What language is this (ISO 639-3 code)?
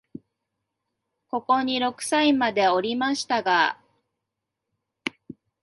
jpn